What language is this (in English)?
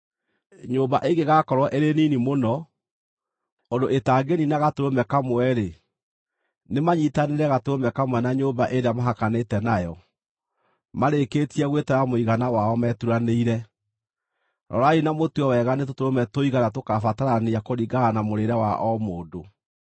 Kikuyu